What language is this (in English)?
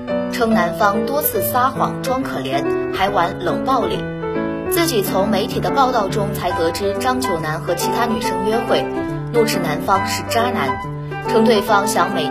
Chinese